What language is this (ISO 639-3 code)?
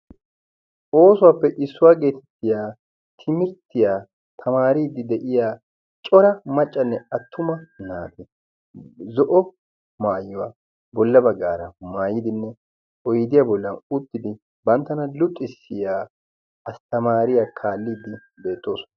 wal